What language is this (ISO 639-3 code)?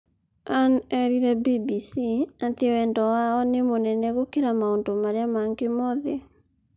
kik